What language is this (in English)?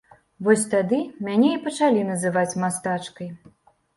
Belarusian